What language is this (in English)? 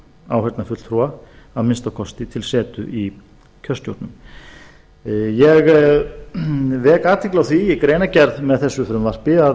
Icelandic